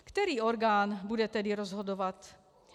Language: Czech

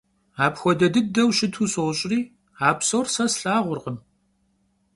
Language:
Kabardian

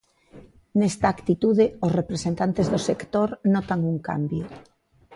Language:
Galician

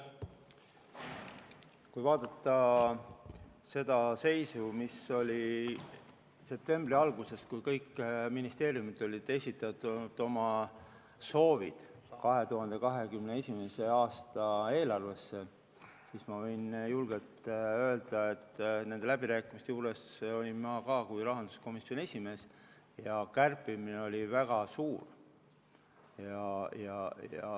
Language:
Estonian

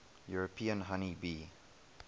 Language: English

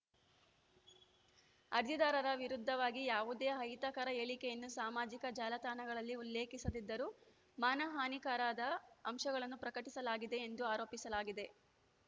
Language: Kannada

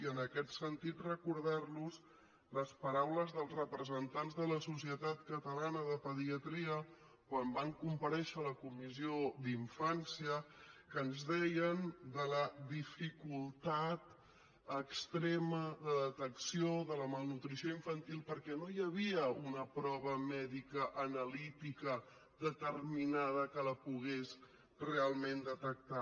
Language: Catalan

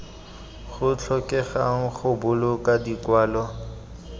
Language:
Tswana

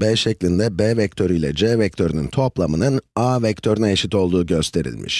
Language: Turkish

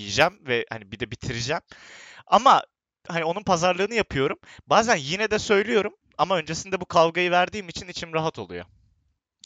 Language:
Turkish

